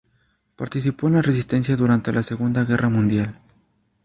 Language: Spanish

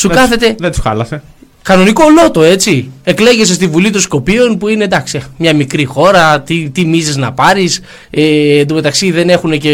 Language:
Greek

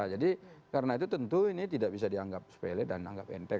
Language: Indonesian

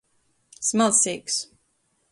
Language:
Latgalian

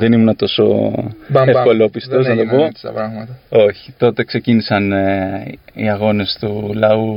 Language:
Greek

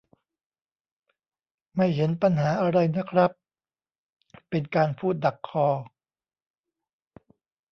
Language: Thai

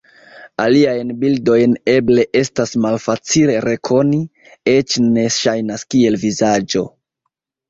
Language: Esperanto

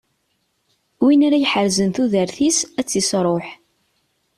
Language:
Kabyle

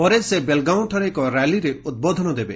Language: Odia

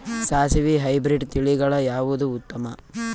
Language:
Kannada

